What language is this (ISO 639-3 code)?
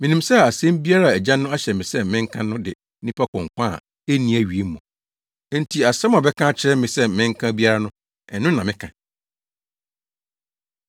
aka